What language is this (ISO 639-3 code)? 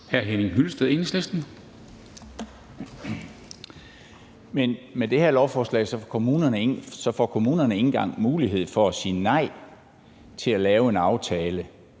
dan